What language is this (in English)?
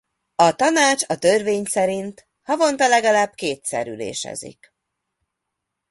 Hungarian